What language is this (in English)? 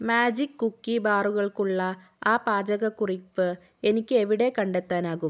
Malayalam